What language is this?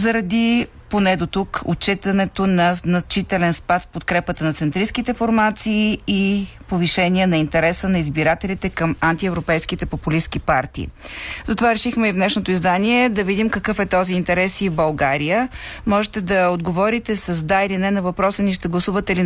Bulgarian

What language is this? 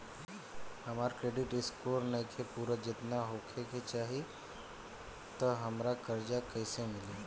Bhojpuri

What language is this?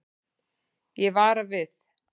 Icelandic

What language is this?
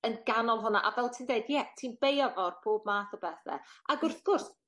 Welsh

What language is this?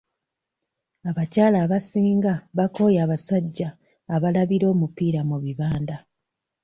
Ganda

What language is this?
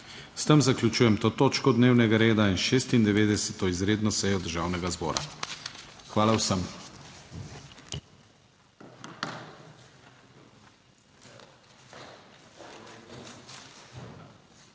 Slovenian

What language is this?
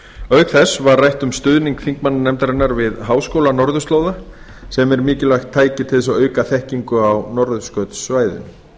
Icelandic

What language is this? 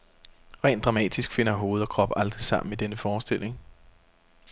Danish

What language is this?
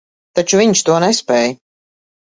Latvian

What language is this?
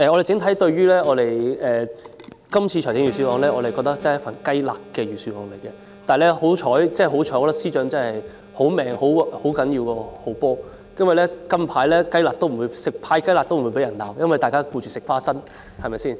Cantonese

